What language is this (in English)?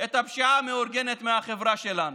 Hebrew